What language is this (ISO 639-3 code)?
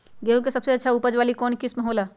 mag